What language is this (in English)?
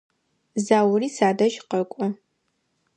Adyghe